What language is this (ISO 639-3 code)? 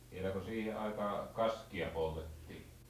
fin